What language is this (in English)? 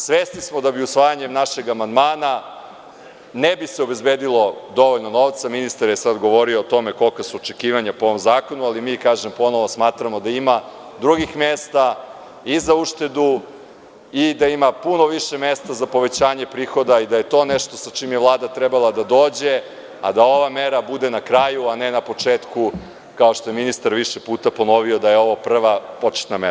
Serbian